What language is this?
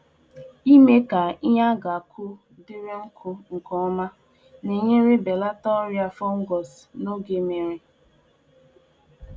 Igbo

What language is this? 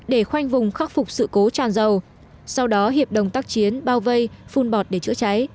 Vietnamese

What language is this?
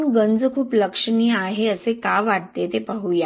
Marathi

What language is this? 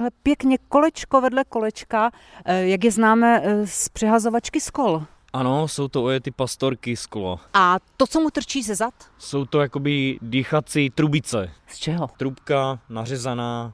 Czech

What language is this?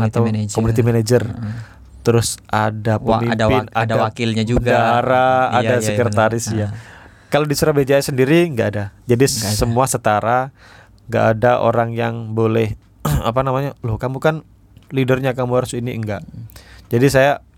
Indonesian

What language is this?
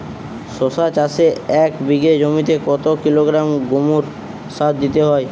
Bangla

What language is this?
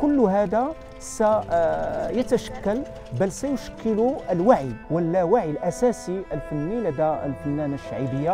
Arabic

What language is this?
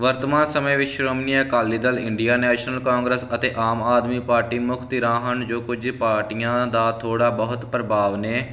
Punjabi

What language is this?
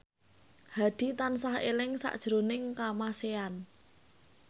Javanese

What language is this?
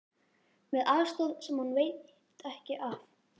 Icelandic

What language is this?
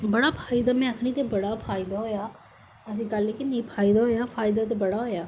Dogri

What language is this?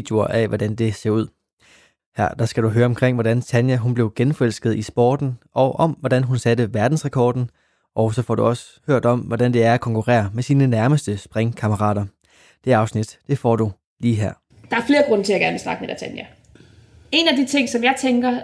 Danish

